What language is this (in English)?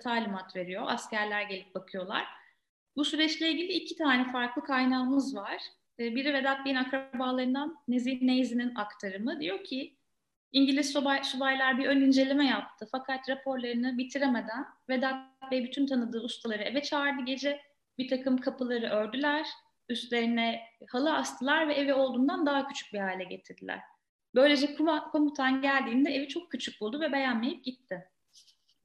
Turkish